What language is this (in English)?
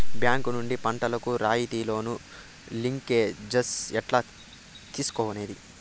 Telugu